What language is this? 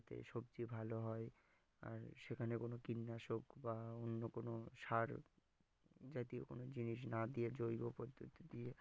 Bangla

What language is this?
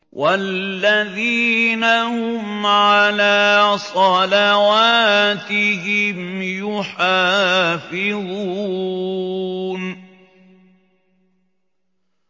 Arabic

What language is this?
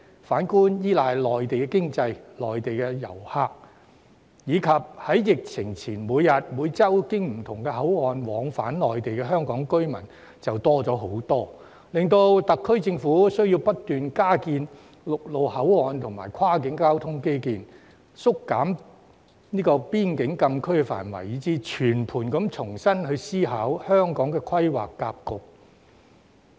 Cantonese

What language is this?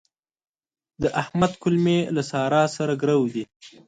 Pashto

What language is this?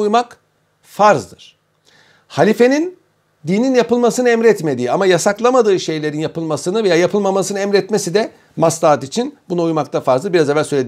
Turkish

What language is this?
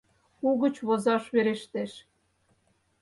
Mari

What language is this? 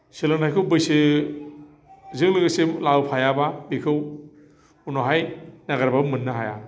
Bodo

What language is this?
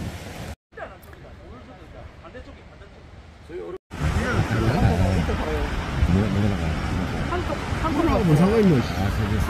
Korean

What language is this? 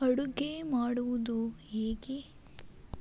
Kannada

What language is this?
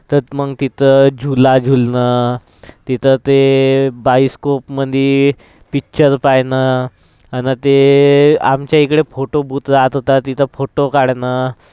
Marathi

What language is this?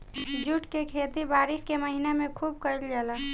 Bhojpuri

